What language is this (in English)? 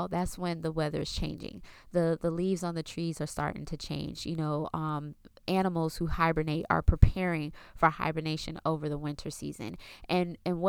English